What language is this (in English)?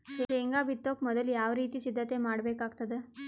Kannada